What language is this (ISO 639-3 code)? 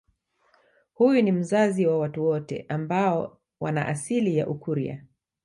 swa